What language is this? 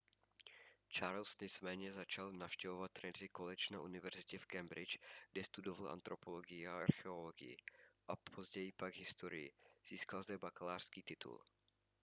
Czech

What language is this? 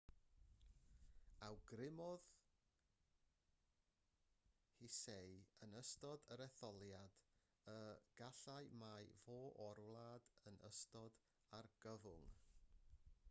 Welsh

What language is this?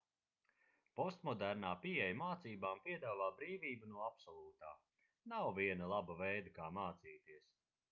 Latvian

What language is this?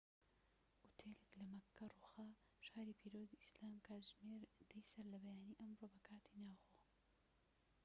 Central Kurdish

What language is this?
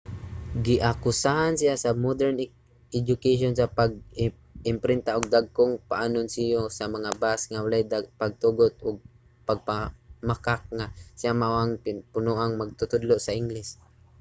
Cebuano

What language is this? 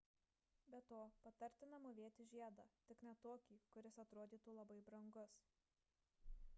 Lithuanian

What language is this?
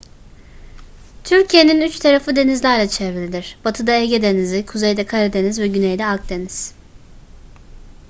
Turkish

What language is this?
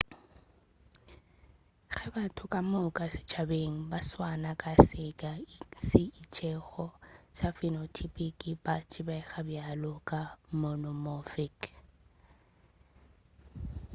Northern Sotho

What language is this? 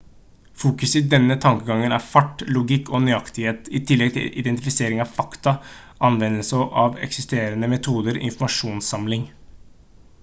Norwegian Bokmål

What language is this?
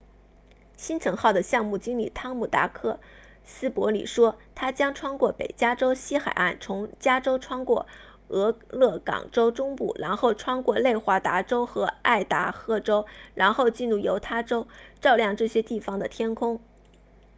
Chinese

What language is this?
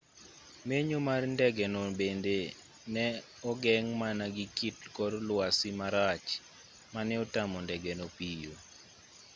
Luo (Kenya and Tanzania)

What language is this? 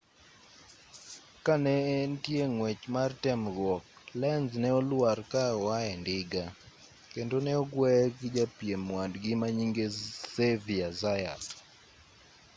Luo (Kenya and Tanzania)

